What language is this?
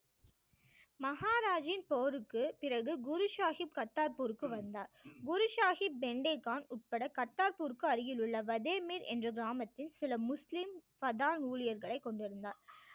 Tamil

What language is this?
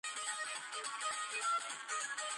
Georgian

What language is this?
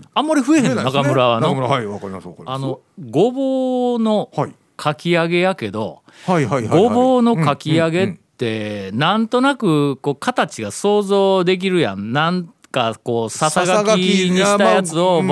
Japanese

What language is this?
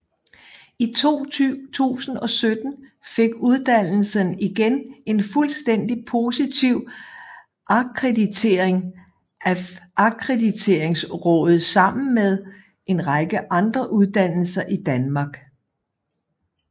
Danish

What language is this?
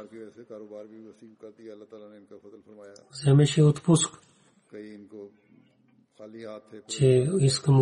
Bulgarian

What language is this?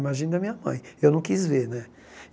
Portuguese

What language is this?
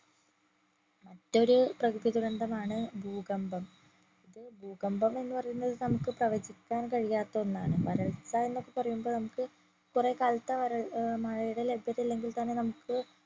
Malayalam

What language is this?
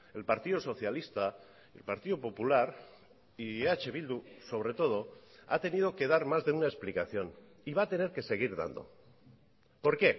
Spanish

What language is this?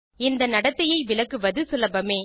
Tamil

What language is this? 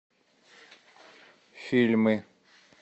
Russian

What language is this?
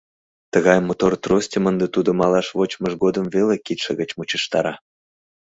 Mari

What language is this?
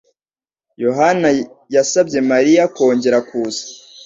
Kinyarwanda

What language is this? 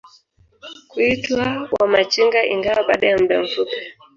Swahili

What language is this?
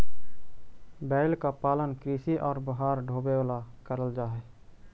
Magahi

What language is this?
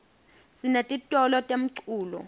Swati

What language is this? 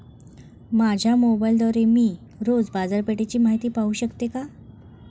Marathi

